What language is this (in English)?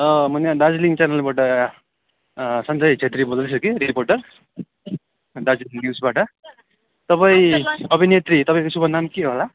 Nepali